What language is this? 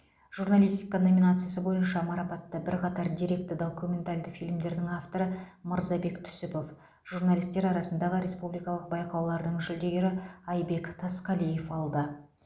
Kazakh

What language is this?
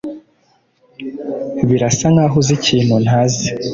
Kinyarwanda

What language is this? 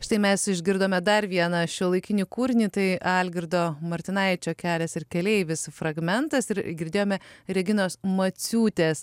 Lithuanian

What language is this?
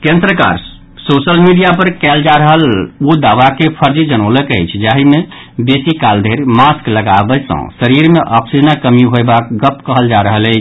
Maithili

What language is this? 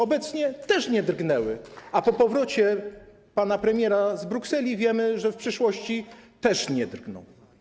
Polish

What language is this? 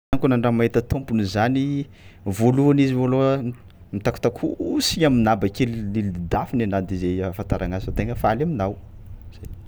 Tsimihety Malagasy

